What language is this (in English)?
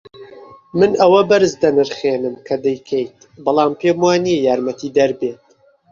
Central Kurdish